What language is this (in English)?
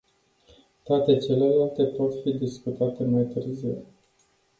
Romanian